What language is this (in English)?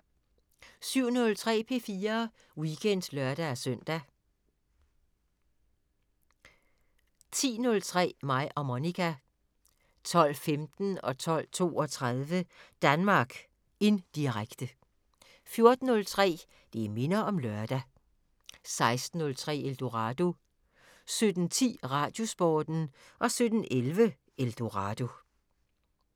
Danish